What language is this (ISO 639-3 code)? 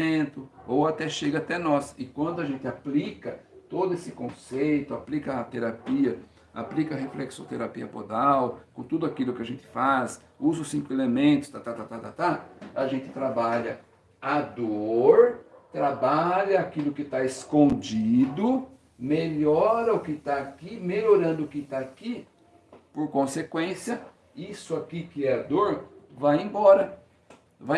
por